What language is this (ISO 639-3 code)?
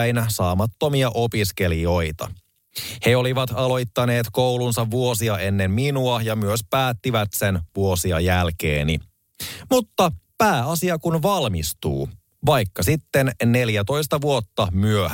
fin